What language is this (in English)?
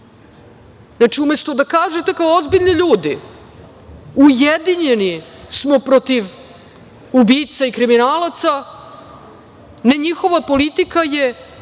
Serbian